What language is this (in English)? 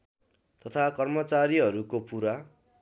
Nepali